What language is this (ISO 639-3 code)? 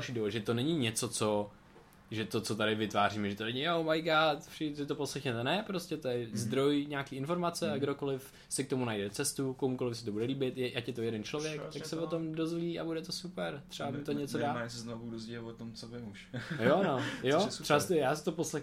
ces